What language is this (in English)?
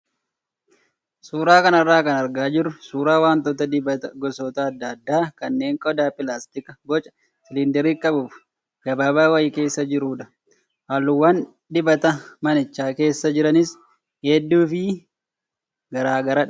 Oromo